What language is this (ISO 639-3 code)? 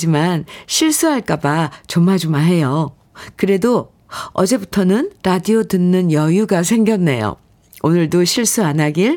kor